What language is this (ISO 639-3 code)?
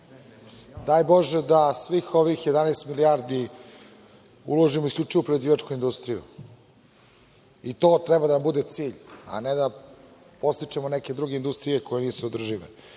srp